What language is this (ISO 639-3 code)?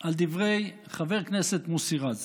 heb